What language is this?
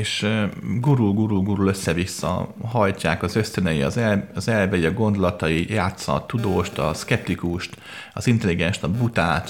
Hungarian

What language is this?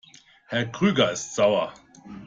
German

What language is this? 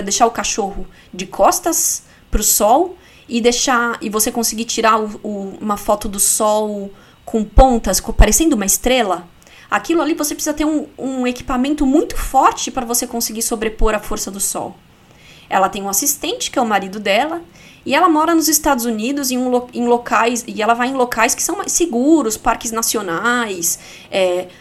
Portuguese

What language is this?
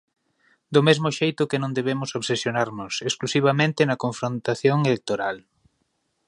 Galician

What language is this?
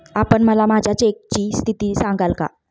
Marathi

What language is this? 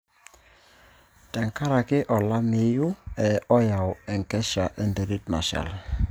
Masai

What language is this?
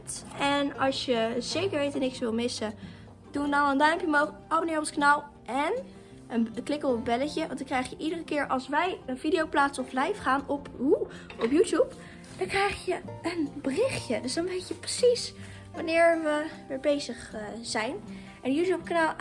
Dutch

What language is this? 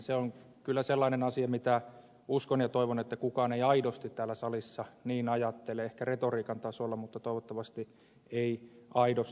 Finnish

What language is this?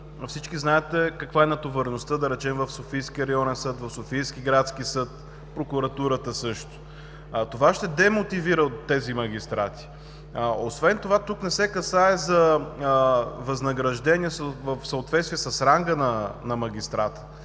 Bulgarian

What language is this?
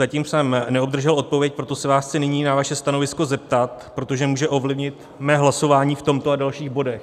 Czech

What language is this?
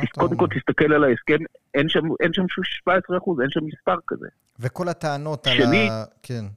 Hebrew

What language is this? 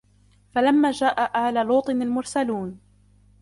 Arabic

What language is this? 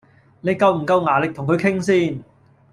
Cantonese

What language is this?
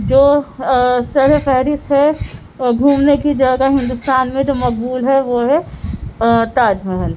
Urdu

